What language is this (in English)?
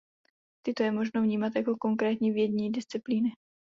Czech